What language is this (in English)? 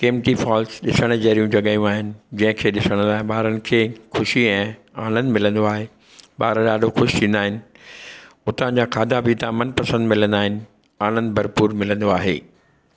Sindhi